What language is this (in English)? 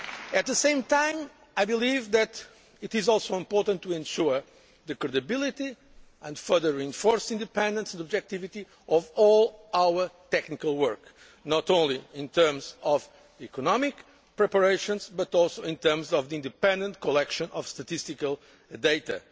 English